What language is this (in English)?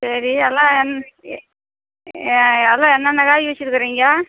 Tamil